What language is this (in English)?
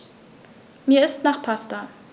German